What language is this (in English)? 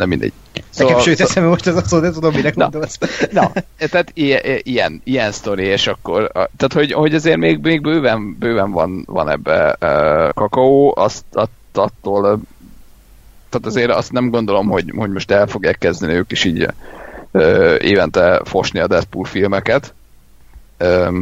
Hungarian